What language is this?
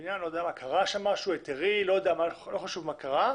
Hebrew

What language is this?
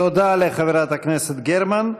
Hebrew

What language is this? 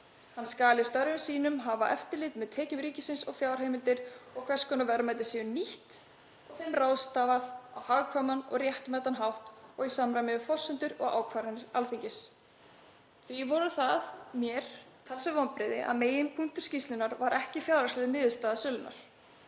Icelandic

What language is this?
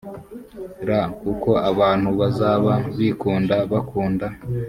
Kinyarwanda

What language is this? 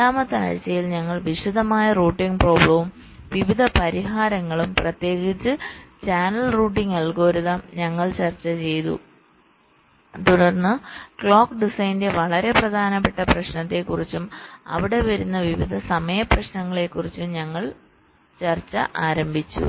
Malayalam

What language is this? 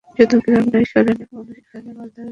Bangla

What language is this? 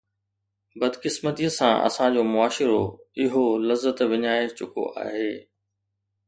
Sindhi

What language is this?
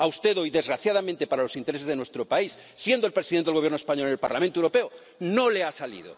Spanish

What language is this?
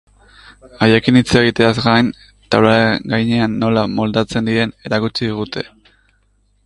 Basque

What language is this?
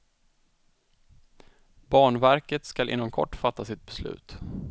Swedish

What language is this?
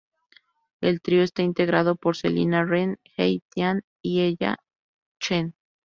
Spanish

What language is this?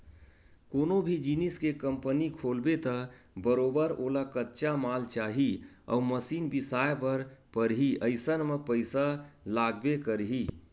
Chhattisgarhi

